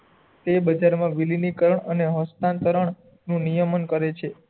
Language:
Gujarati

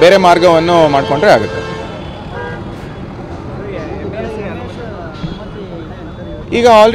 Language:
Hindi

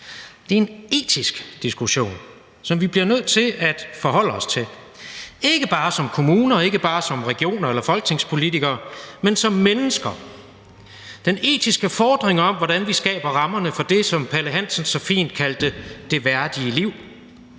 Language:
Danish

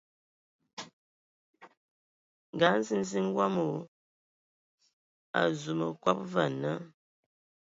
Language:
Ewondo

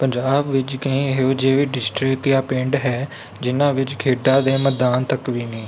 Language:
Punjabi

